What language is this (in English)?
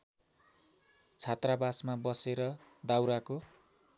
Nepali